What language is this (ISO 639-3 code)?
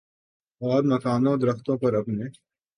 urd